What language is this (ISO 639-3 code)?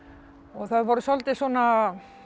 isl